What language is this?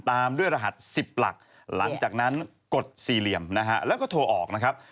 Thai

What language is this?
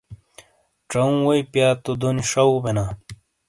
Shina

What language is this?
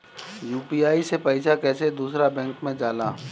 Bhojpuri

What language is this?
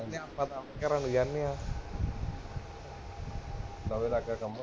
Punjabi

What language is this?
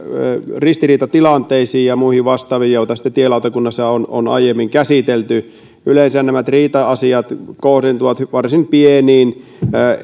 Finnish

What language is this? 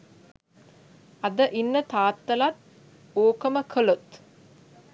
Sinhala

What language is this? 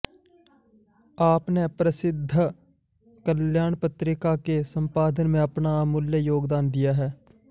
Sanskrit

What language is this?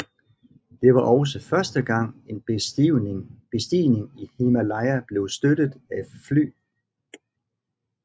Danish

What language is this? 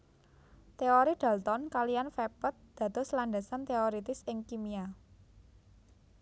Javanese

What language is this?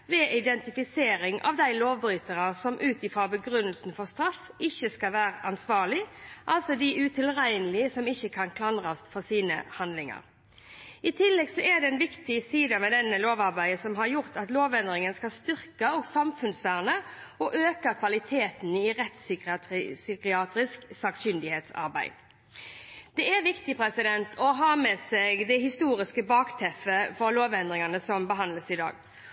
Norwegian Bokmål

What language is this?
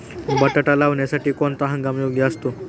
Marathi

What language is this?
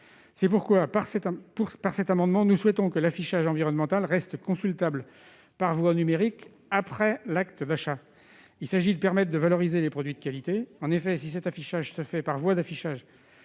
French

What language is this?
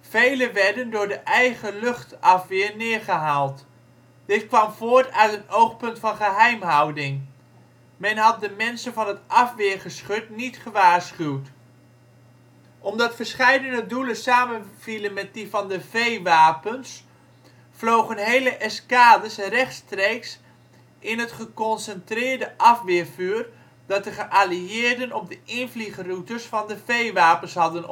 Dutch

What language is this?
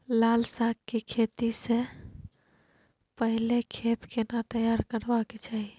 Maithili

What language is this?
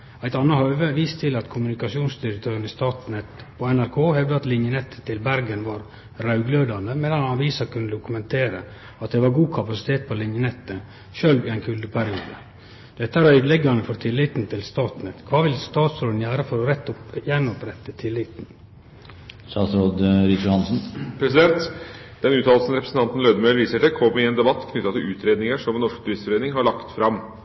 Norwegian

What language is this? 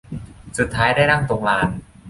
Thai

